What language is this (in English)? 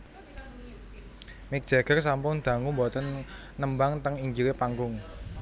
Javanese